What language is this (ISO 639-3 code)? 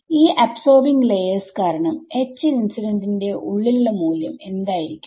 mal